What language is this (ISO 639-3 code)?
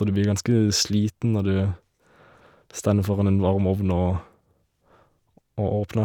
nor